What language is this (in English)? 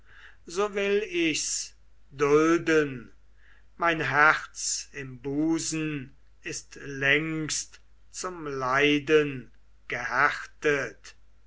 German